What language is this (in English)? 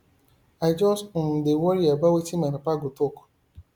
Nigerian Pidgin